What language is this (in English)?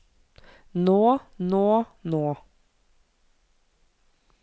Norwegian